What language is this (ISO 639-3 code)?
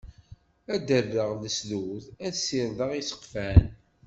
kab